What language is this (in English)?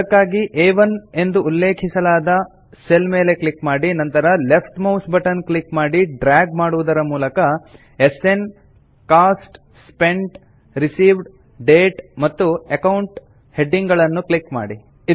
Kannada